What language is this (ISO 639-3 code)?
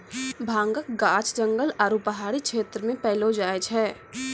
mai